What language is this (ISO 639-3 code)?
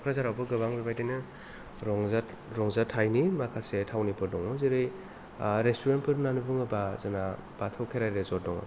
brx